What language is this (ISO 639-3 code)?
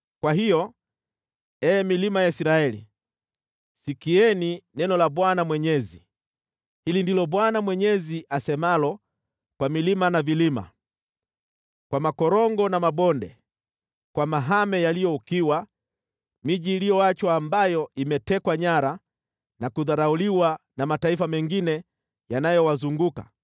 swa